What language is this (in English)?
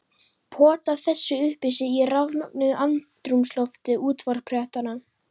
Icelandic